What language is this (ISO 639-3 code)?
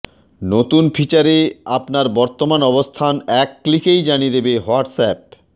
ben